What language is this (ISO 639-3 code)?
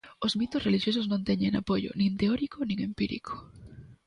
glg